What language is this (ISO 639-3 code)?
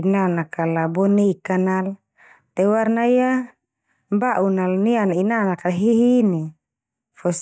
twu